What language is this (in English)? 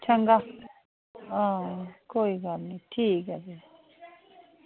Dogri